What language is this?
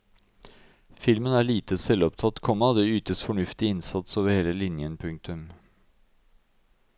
Norwegian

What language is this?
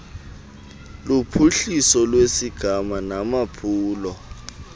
Xhosa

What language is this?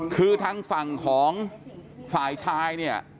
Thai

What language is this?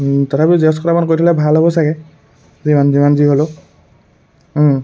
Assamese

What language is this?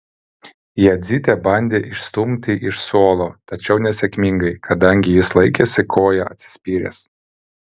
Lithuanian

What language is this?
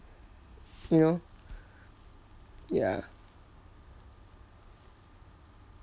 English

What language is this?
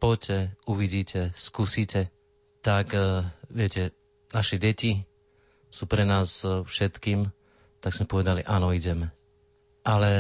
Slovak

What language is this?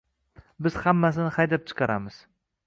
Uzbek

